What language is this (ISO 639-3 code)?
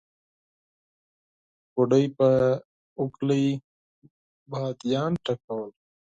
pus